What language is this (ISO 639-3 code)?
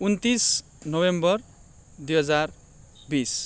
nep